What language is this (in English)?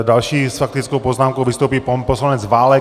Czech